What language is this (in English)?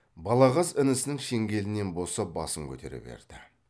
Kazakh